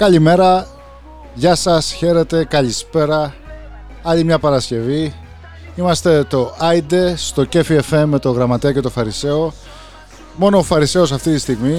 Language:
Greek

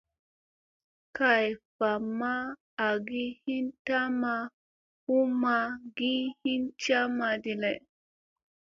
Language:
Musey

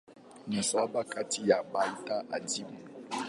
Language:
Swahili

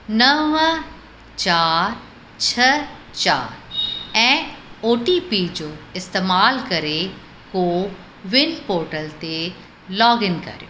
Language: Sindhi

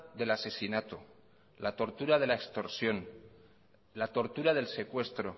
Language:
Spanish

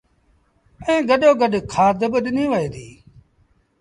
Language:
Sindhi Bhil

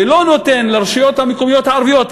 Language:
Hebrew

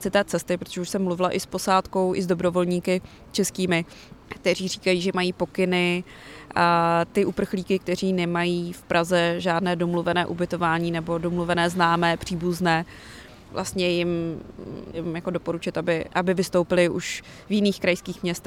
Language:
Czech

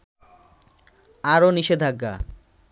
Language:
Bangla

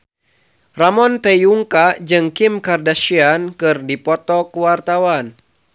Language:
Sundanese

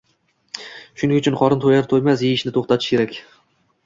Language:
Uzbek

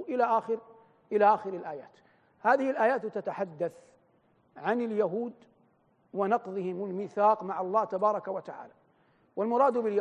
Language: Arabic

